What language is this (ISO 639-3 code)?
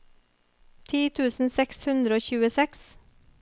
nor